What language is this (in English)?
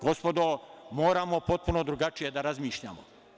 Serbian